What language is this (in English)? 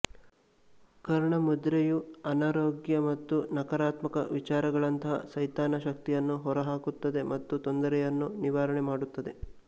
Kannada